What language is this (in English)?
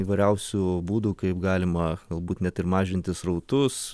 Lithuanian